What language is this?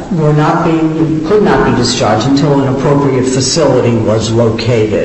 English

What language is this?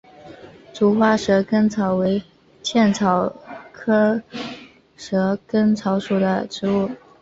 Chinese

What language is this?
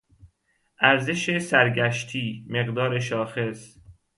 Persian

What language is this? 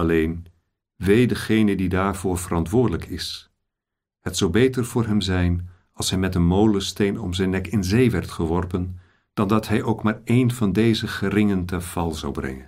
Dutch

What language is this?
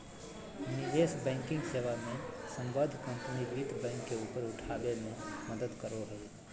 Magahi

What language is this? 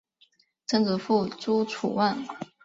Chinese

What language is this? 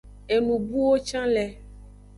Aja (Benin)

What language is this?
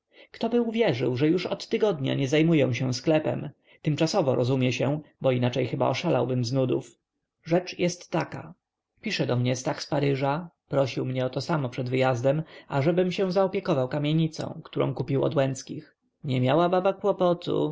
Polish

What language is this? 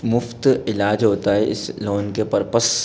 Hindi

